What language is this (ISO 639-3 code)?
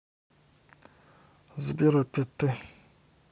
rus